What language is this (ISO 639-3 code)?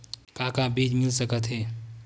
hne